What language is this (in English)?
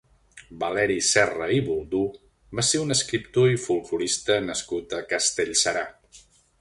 Catalan